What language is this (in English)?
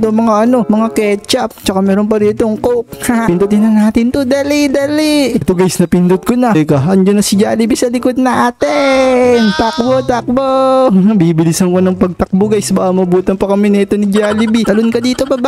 Filipino